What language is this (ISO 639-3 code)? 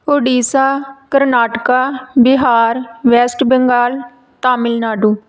pan